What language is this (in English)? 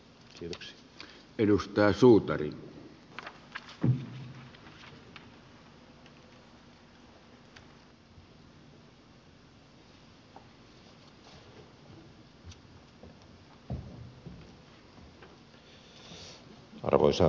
Finnish